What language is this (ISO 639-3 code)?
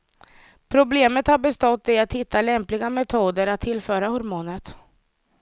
swe